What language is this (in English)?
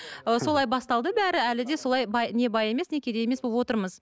Kazakh